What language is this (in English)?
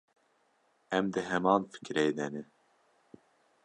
Kurdish